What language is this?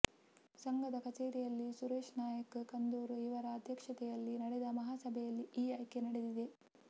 Kannada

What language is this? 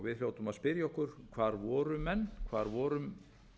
Icelandic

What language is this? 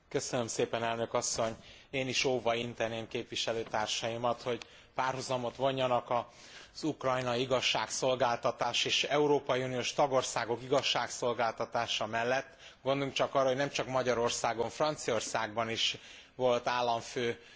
Hungarian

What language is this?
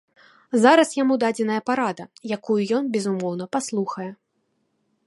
Belarusian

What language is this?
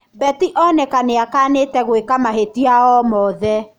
Kikuyu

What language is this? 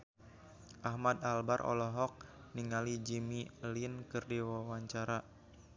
Sundanese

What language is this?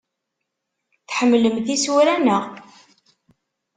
Kabyle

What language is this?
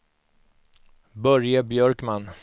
Swedish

